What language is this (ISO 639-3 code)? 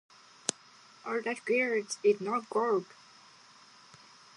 jpn